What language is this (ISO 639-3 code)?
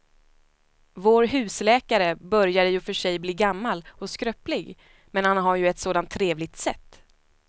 swe